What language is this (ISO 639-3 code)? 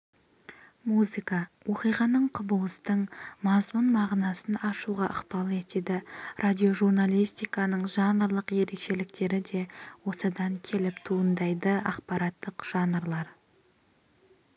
kaz